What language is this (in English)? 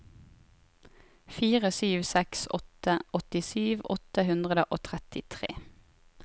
Norwegian